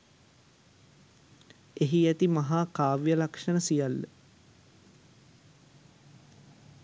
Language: Sinhala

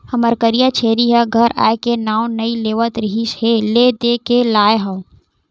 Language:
Chhattisgarhi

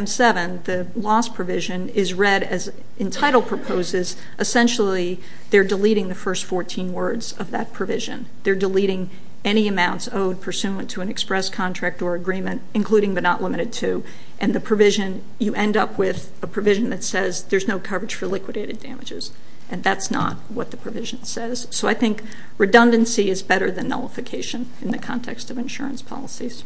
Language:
English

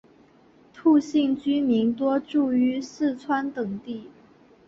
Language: Chinese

